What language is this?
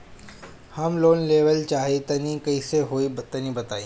Bhojpuri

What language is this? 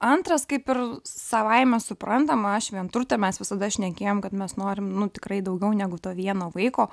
Lithuanian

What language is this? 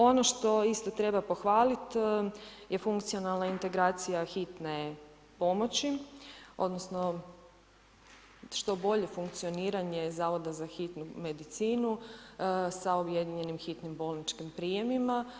Croatian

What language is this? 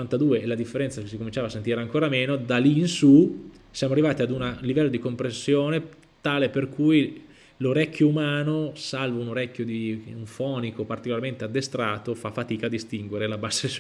Italian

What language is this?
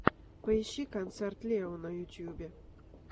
Russian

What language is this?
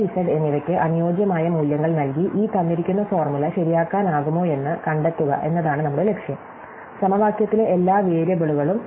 Malayalam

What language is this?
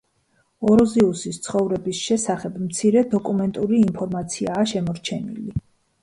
Georgian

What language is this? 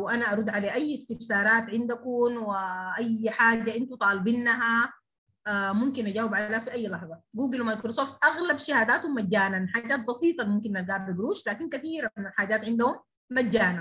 Arabic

